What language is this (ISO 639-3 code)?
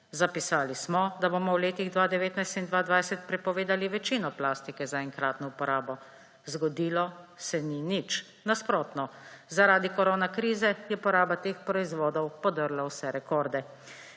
slv